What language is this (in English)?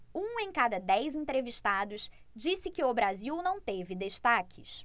Portuguese